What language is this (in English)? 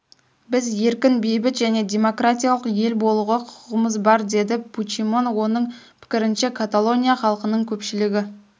Kazakh